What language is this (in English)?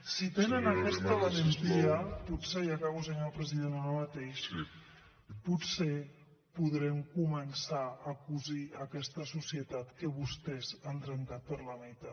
Catalan